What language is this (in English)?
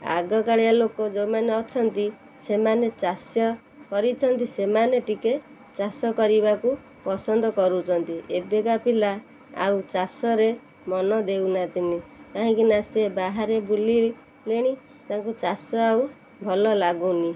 Odia